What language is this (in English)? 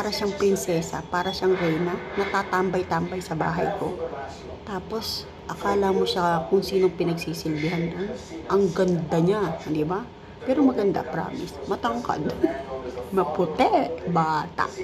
Filipino